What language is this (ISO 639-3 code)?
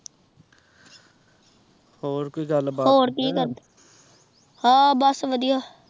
pan